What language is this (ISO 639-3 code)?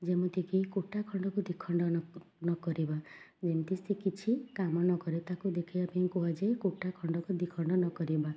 ori